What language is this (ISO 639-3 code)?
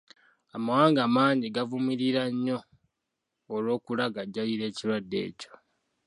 lug